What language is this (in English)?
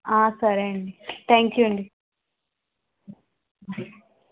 Telugu